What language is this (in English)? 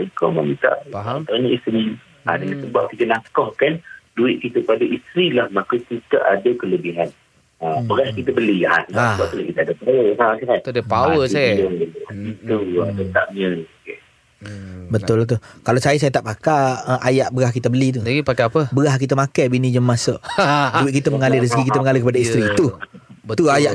Malay